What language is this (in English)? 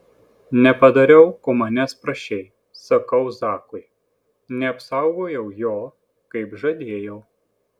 Lithuanian